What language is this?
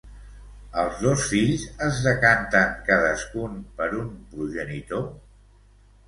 Catalan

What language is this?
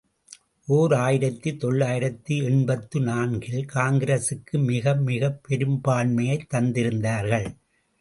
Tamil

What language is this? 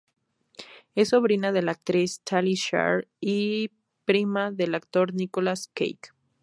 Spanish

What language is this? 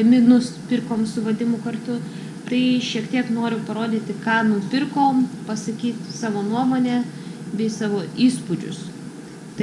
Russian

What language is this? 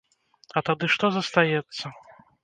Belarusian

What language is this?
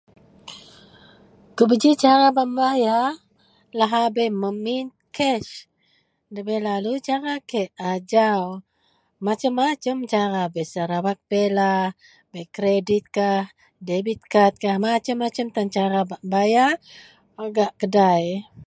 Central Melanau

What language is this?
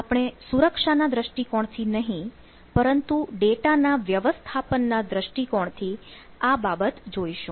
Gujarati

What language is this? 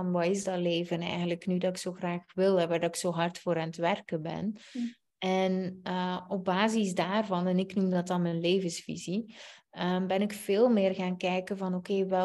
Dutch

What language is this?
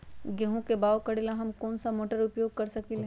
Magahi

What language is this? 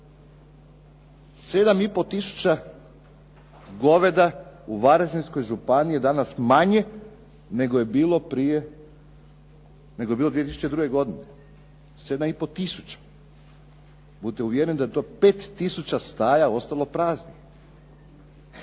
Croatian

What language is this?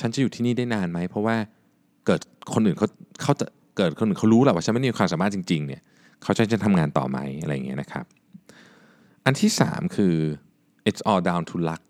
Thai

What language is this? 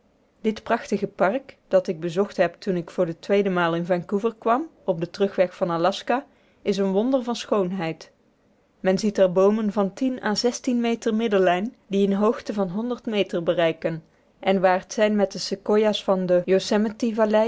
Dutch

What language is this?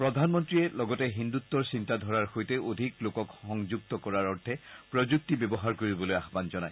Assamese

